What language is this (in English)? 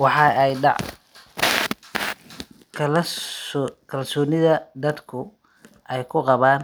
Somali